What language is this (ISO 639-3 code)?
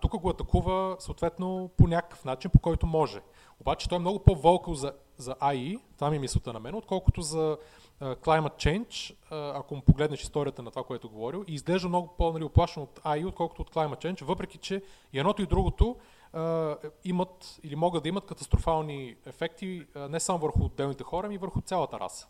bul